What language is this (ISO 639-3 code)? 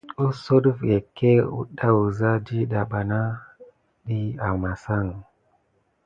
gid